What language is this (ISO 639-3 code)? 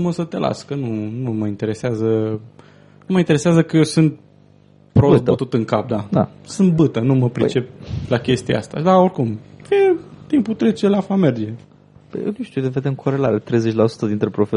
ron